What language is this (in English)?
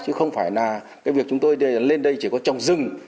Vietnamese